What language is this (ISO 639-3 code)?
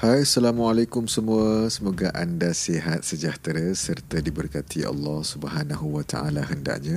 msa